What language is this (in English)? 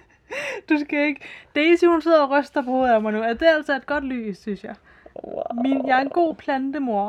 Danish